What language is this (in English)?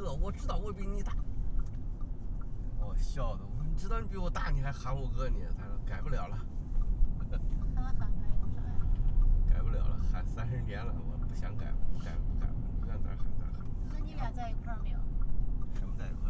Chinese